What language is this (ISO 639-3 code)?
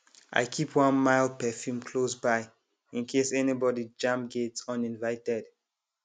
pcm